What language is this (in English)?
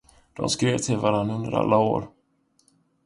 Swedish